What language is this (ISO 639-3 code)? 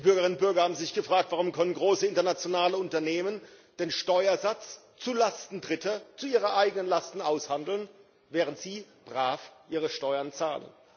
deu